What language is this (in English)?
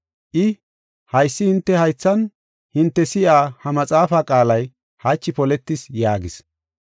Gofa